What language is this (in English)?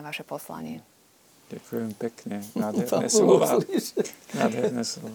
Slovak